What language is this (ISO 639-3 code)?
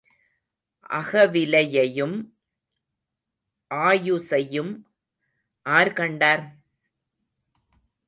tam